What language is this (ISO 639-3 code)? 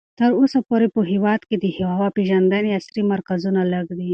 pus